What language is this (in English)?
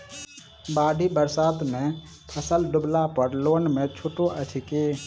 Maithili